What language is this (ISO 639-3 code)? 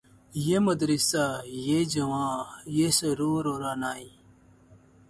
urd